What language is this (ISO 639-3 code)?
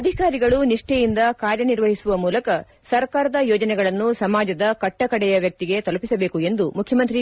kan